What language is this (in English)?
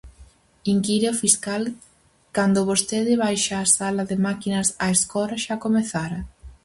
Galician